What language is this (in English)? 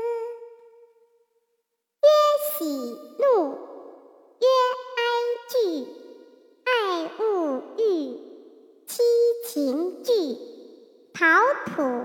Chinese